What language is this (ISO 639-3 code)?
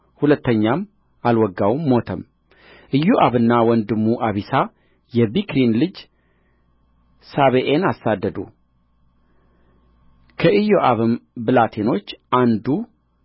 amh